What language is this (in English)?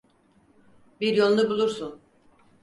Turkish